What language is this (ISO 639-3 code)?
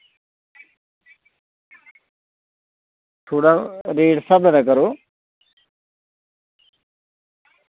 doi